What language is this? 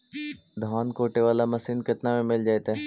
Magahi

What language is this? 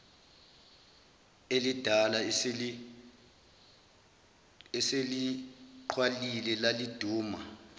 Zulu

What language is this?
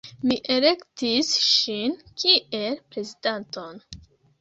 Esperanto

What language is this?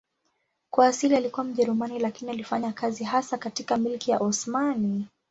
Swahili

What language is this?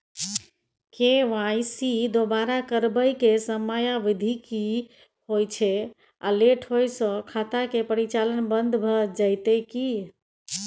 Maithili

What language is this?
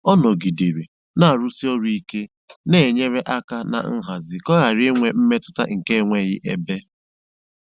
Igbo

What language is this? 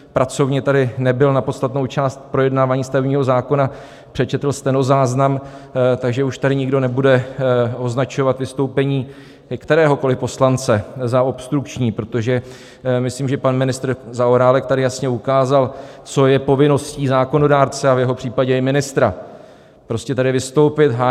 Czech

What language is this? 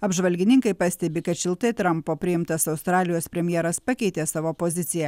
Lithuanian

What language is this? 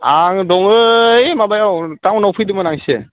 Bodo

